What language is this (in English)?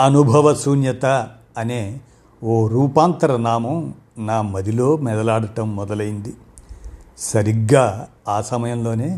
Telugu